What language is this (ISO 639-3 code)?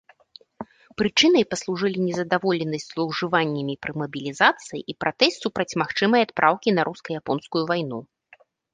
bel